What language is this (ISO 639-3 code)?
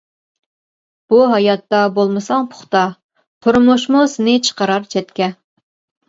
uig